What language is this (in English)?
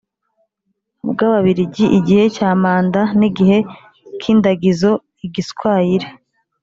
Kinyarwanda